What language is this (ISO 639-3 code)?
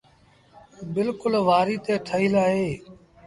sbn